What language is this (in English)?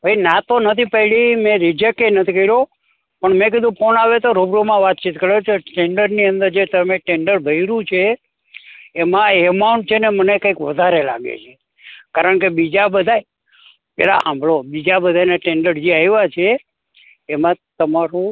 Gujarati